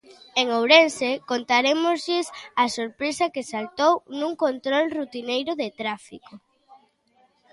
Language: Galician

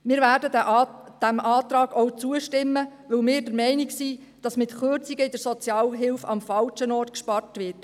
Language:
Swiss German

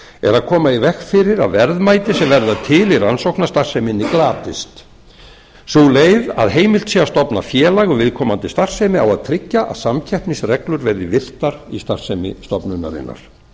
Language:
Icelandic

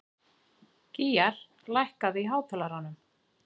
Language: Icelandic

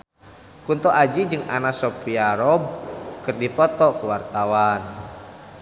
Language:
Sundanese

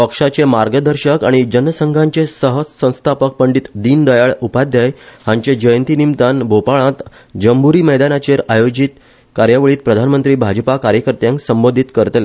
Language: Konkani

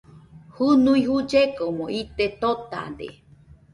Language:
Nüpode Huitoto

